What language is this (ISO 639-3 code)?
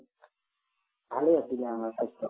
asm